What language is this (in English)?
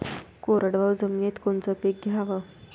Marathi